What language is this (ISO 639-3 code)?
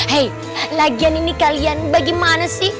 ind